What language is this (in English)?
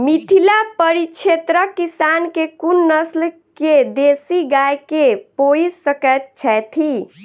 Maithili